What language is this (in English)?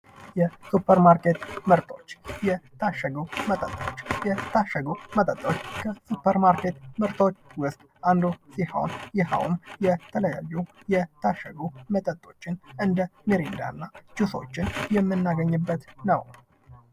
Amharic